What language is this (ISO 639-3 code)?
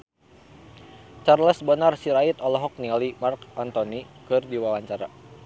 sun